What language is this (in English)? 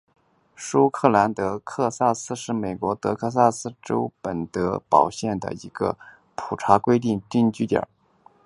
Chinese